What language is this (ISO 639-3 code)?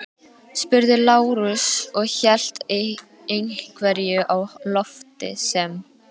isl